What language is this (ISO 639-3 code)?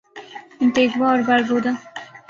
urd